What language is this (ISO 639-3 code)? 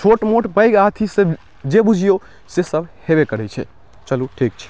mai